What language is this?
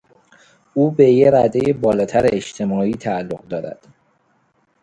Persian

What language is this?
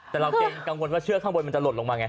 Thai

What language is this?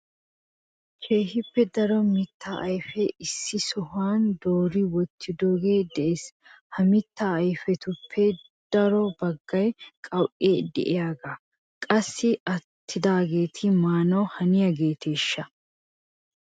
Wolaytta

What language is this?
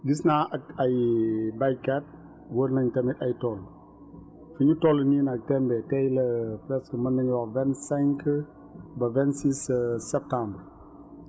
Wolof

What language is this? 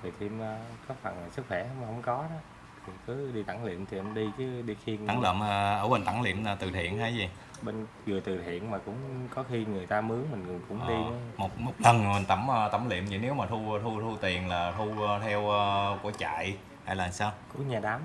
Vietnamese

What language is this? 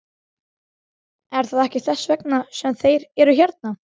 Icelandic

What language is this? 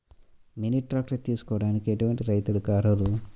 Telugu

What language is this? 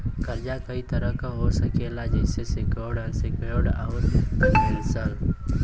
Bhojpuri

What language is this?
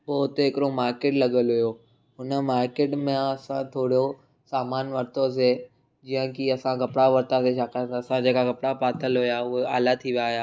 Sindhi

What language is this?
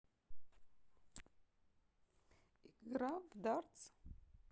Russian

